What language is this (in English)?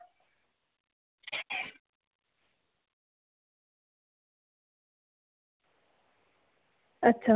Dogri